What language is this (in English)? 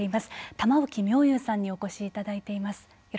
Japanese